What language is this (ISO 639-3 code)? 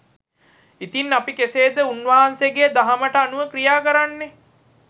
sin